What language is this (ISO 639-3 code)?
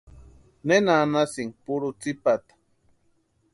pua